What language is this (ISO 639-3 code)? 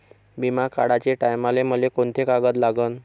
mar